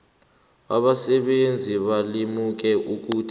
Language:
South Ndebele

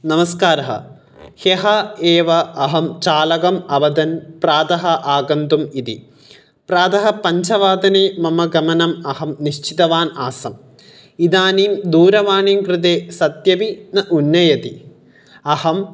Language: Sanskrit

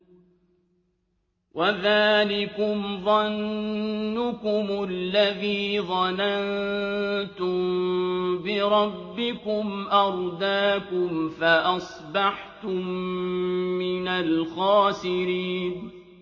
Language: Arabic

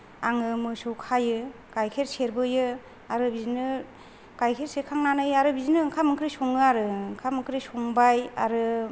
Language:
Bodo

